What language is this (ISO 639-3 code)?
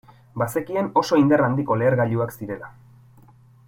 eus